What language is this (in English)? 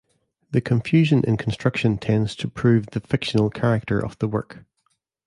English